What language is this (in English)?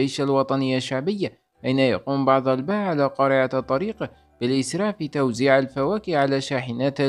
Arabic